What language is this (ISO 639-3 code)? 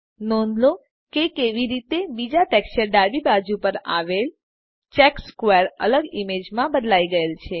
guj